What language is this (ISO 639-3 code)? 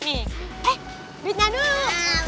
ind